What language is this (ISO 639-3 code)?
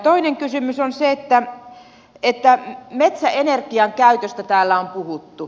fin